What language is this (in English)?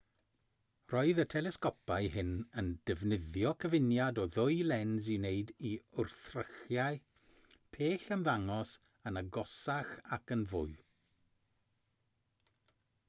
Welsh